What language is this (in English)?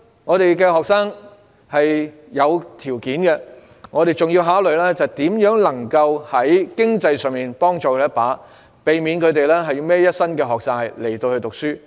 Cantonese